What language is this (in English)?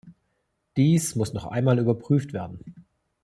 German